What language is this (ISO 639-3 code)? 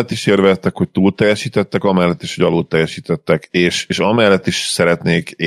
hun